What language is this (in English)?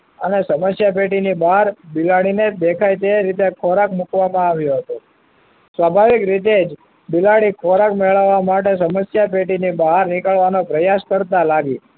Gujarati